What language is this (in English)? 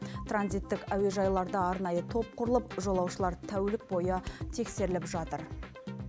Kazakh